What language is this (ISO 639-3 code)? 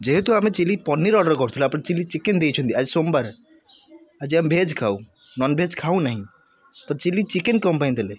ori